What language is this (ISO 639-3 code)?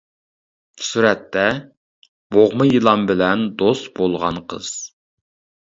uig